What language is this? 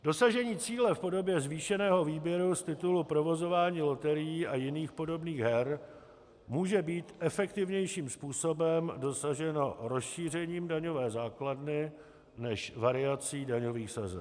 Czech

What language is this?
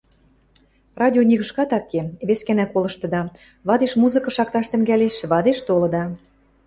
Western Mari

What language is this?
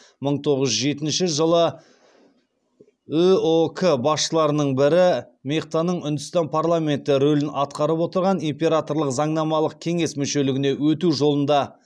Kazakh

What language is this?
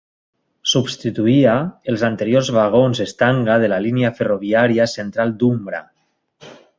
Catalan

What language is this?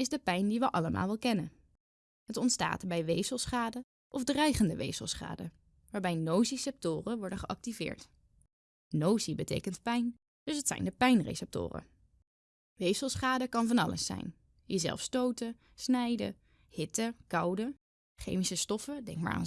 Dutch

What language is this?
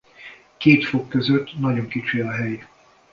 Hungarian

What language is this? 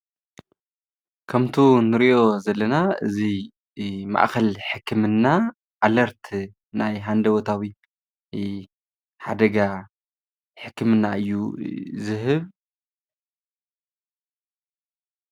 Tigrinya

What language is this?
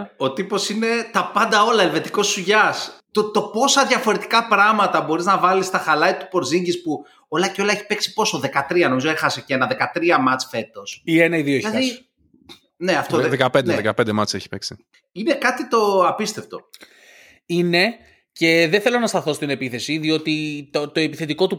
Greek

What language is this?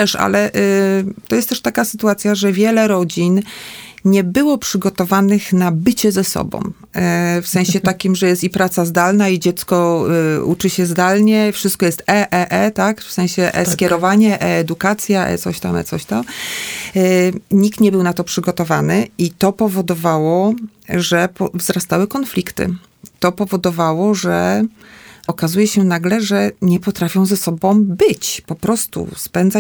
Polish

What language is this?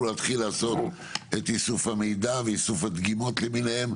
Hebrew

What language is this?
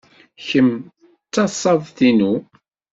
Kabyle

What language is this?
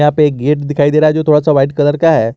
Hindi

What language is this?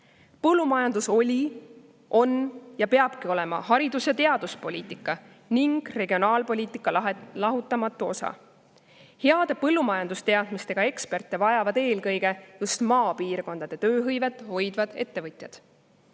Estonian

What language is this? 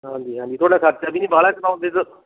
Punjabi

